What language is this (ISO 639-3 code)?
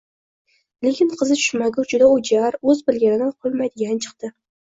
uzb